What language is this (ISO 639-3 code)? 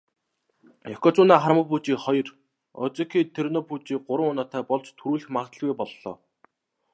mon